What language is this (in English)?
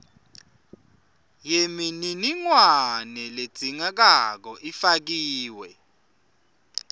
Swati